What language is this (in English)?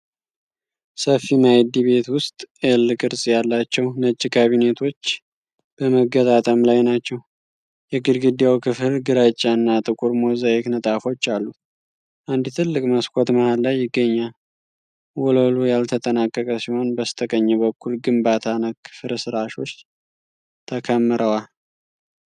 Amharic